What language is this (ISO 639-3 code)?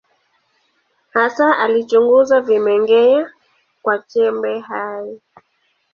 swa